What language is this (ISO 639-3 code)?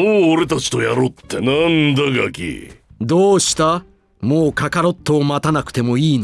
jpn